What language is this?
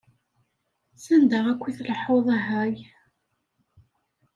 Kabyle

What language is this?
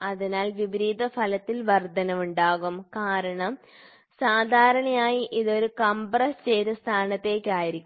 Malayalam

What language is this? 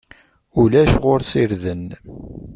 Kabyle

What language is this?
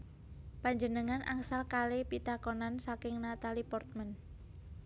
Javanese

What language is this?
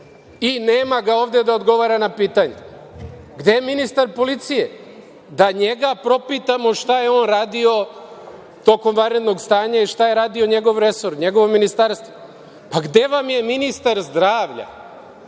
Serbian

